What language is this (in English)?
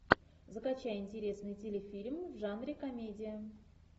Russian